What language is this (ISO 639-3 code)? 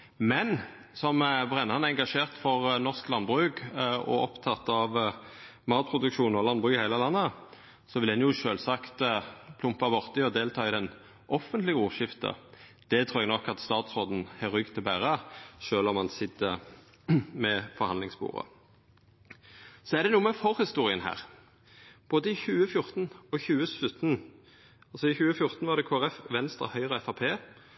nno